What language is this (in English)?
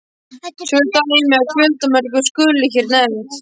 Icelandic